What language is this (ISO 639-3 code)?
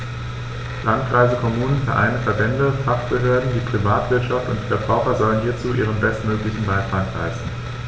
deu